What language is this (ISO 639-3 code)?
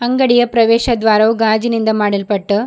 kan